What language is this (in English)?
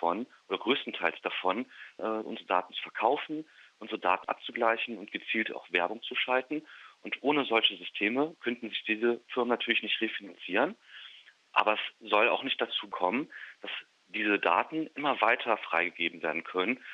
German